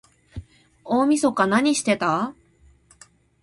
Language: Japanese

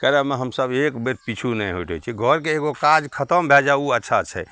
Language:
Maithili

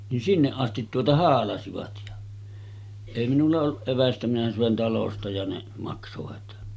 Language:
Finnish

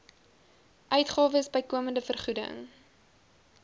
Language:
Afrikaans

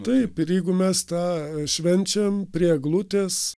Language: Lithuanian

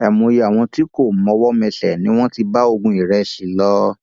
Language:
Yoruba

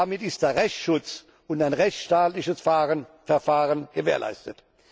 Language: German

